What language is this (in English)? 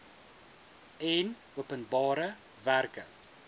Afrikaans